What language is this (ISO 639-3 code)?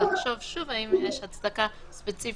heb